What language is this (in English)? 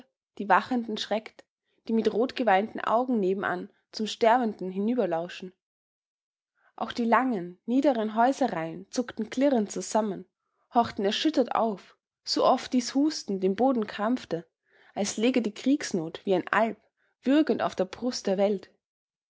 German